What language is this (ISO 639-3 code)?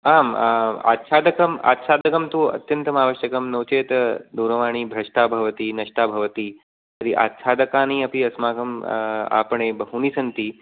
san